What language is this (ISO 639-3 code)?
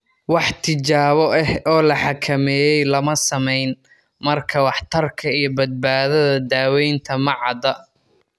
som